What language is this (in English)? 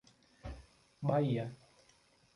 Portuguese